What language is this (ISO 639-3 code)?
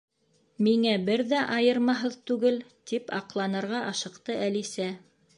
bak